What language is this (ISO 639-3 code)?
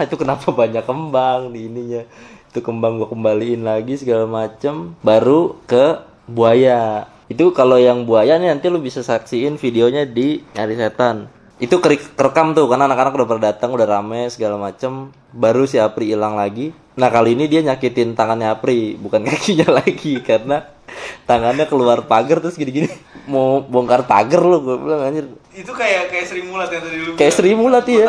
ind